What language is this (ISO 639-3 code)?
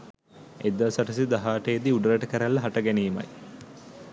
sin